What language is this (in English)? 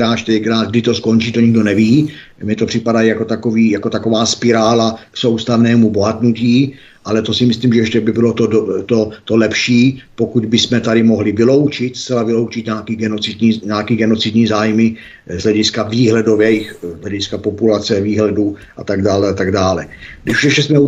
Czech